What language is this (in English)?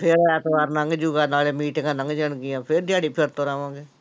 Punjabi